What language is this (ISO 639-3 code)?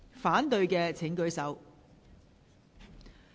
yue